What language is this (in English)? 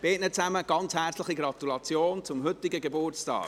Swiss German